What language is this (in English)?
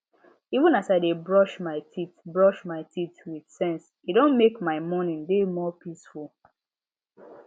Nigerian Pidgin